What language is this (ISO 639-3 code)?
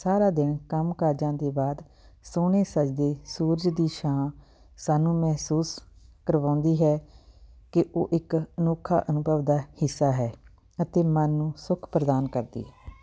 pan